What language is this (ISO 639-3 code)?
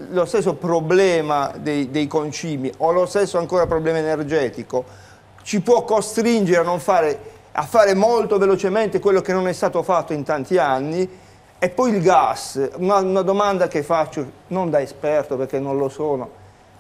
ita